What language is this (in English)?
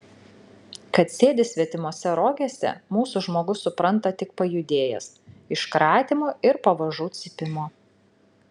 Lithuanian